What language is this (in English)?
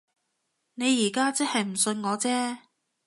Cantonese